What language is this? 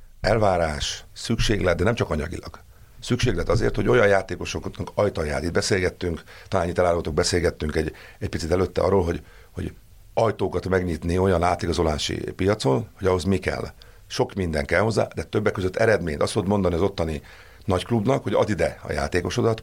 Hungarian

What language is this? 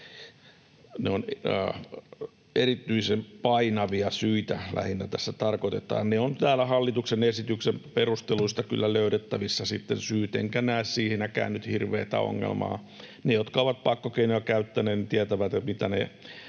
Finnish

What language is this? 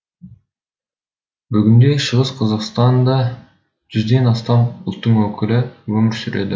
Kazakh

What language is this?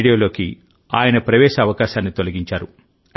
Telugu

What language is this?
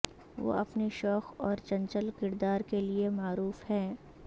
Urdu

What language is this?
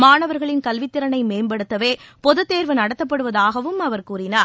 Tamil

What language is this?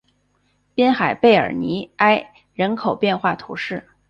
Chinese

